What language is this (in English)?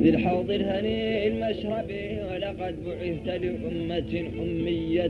Arabic